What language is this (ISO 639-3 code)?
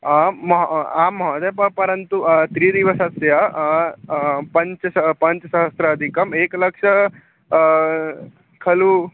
san